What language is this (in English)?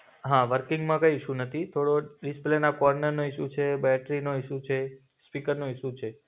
Gujarati